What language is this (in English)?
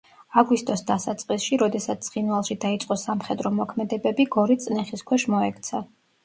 Georgian